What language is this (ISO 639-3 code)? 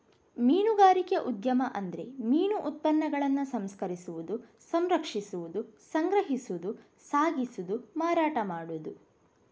kan